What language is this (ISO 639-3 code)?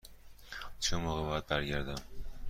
fas